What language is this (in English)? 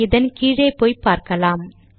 Tamil